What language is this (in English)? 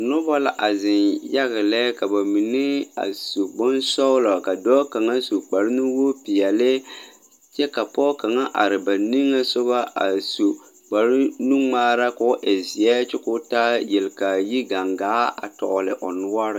Southern Dagaare